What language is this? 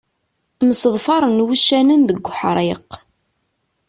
Kabyle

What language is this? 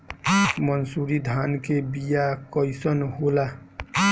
Bhojpuri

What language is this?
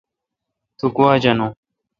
Kalkoti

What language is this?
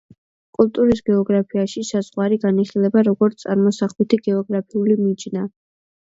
Georgian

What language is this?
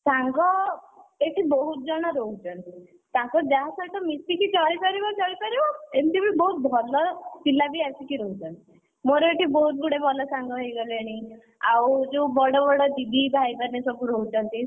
Odia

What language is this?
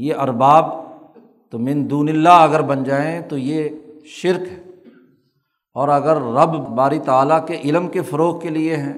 Urdu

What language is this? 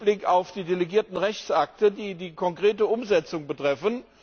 German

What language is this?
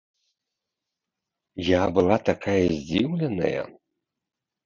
Belarusian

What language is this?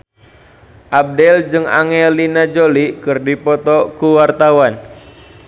Sundanese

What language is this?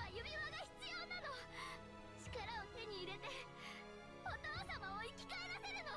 German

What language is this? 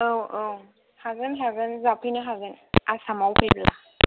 Bodo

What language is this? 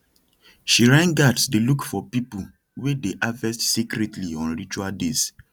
Nigerian Pidgin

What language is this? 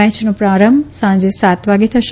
Gujarati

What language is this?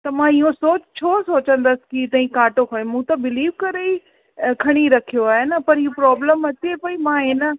Sindhi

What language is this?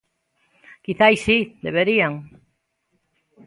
Galician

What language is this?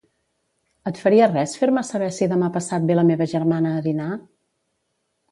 Catalan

